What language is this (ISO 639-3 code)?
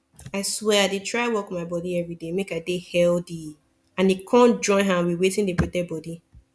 pcm